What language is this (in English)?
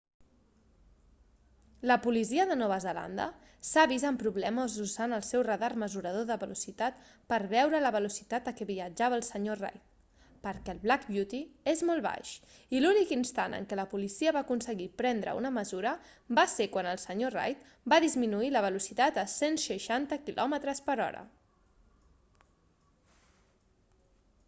Catalan